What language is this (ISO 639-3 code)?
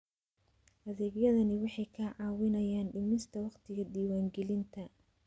som